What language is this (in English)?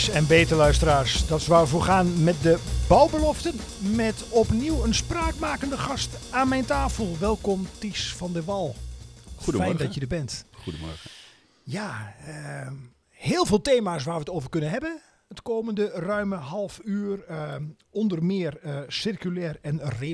Dutch